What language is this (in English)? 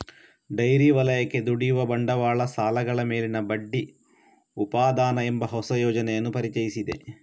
Kannada